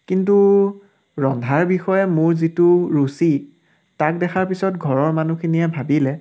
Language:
Assamese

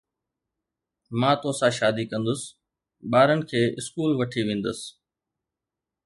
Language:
Sindhi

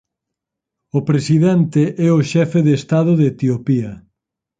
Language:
Galician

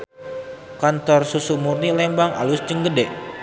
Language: Sundanese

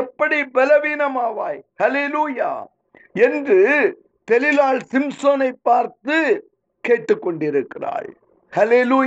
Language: Tamil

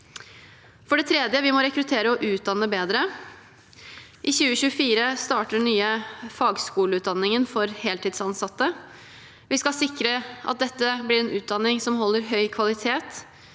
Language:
Norwegian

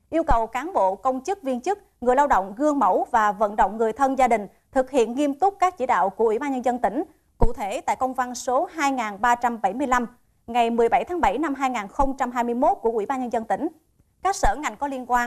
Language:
Vietnamese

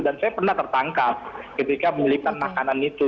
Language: Indonesian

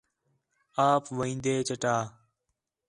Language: Khetrani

